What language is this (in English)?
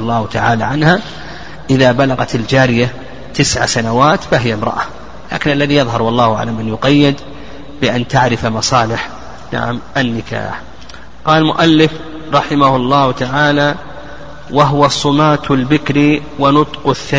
Arabic